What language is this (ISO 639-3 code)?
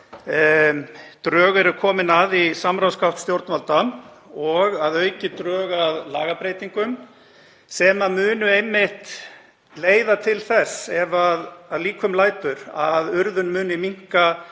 isl